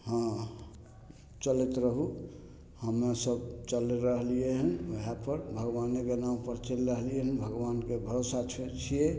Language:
Maithili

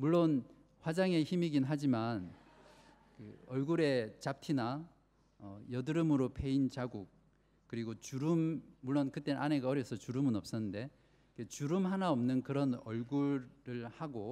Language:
Korean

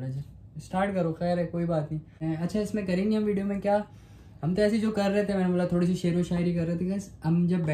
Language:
Hindi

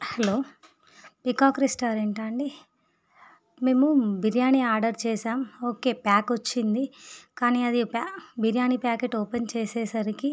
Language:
Telugu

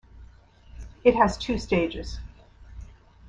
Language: English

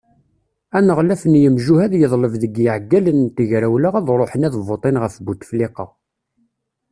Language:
Kabyle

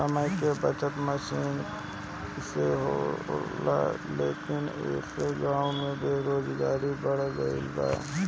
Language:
Bhojpuri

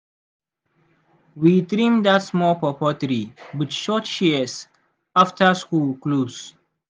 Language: Nigerian Pidgin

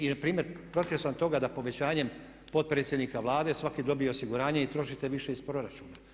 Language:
Croatian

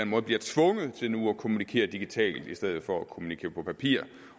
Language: Danish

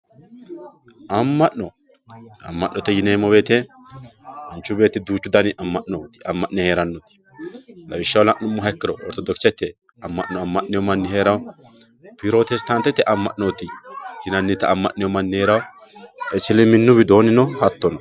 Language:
Sidamo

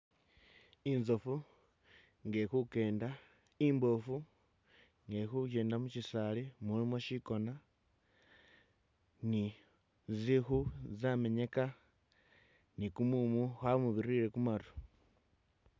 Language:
Masaaba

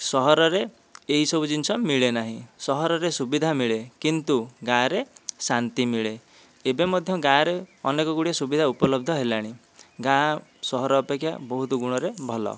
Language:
Odia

